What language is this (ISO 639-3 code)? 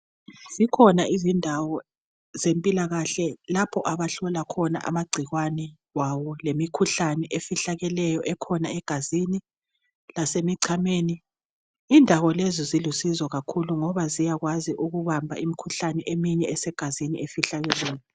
nde